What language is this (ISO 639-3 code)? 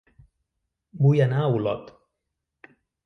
cat